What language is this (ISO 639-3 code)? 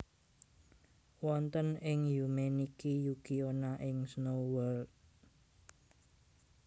jav